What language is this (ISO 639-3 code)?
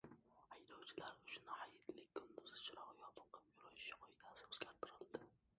uzb